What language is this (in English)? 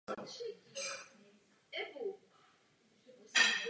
Czech